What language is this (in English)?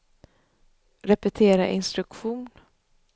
Swedish